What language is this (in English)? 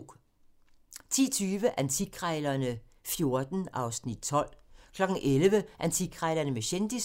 Danish